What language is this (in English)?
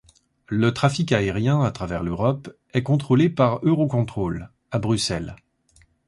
French